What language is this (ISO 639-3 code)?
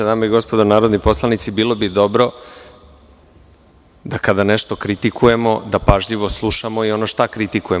srp